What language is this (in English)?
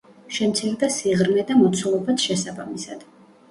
Georgian